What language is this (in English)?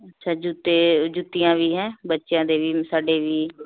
Punjabi